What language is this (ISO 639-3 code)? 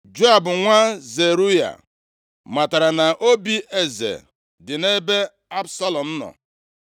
ibo